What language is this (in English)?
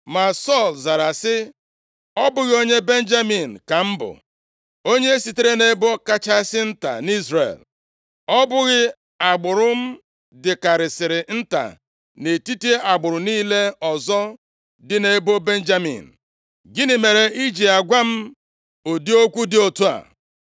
Igbo